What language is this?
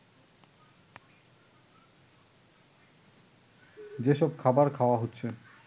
Bangla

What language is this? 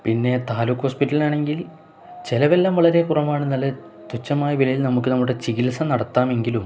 Malayalam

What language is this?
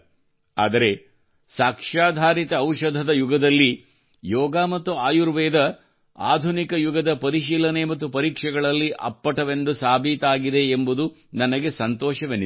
Kannada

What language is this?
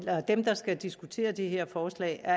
Danish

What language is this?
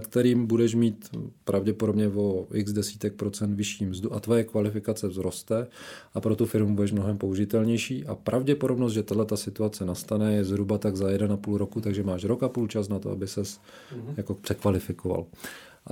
Czech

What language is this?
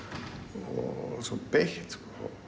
Icelandic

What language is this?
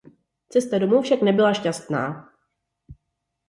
Czech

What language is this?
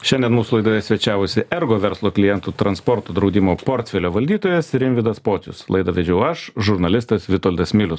Lithuanian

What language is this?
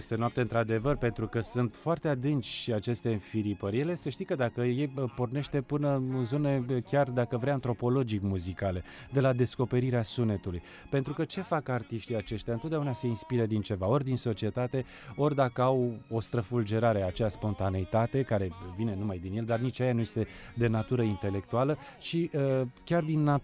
Romanian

